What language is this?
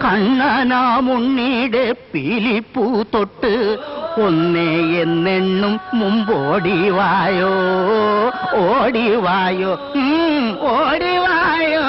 Malayalam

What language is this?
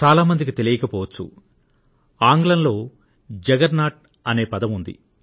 Telugu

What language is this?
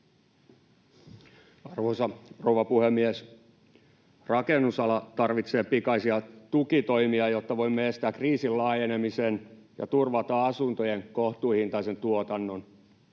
Finnish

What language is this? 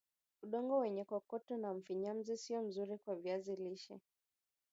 Swahili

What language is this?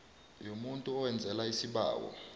South Ndebele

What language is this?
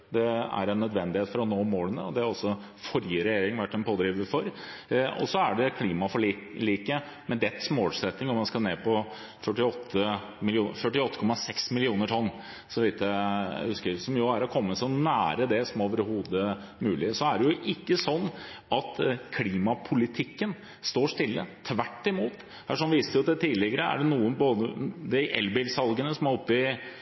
Norwegian Bokmål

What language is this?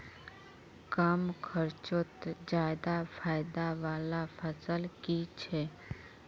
Magahi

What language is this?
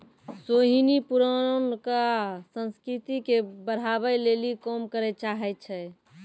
Maithili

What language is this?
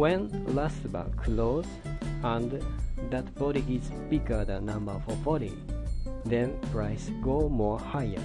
English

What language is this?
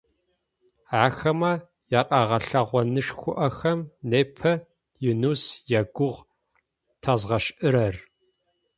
Adyghe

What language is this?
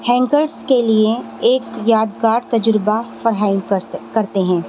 Urdu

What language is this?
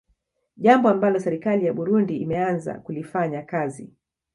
Swahili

